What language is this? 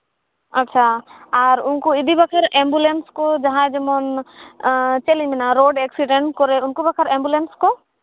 Santali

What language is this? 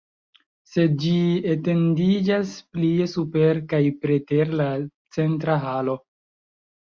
Esperanto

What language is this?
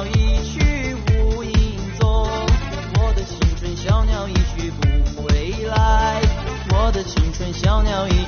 Chinese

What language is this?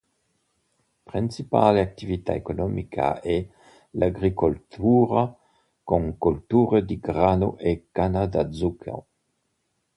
Italian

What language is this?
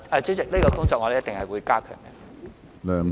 Cantonese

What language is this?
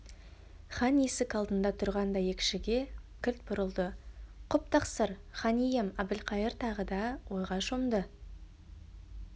Kazakh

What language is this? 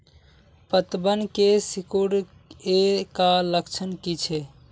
Magahi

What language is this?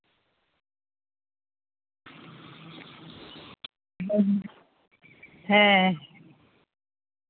Santali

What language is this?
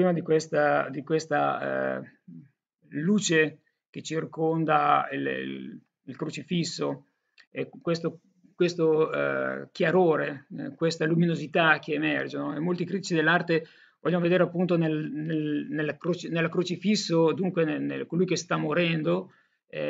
Italian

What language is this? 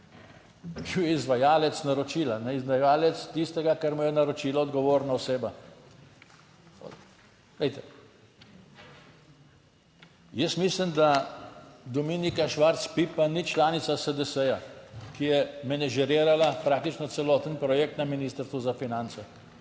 Slovenian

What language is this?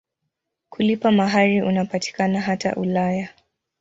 Swahili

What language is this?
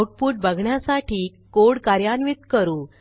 Marathi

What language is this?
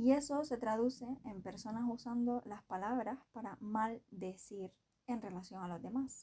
Spanish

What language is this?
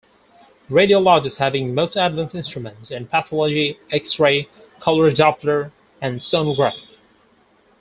English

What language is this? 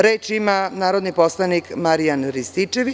Serbian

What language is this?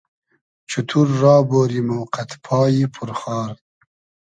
Hazaragi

